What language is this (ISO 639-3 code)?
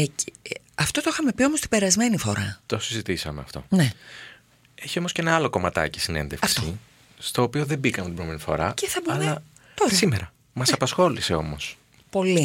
ell